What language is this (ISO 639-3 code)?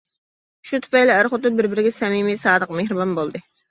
uig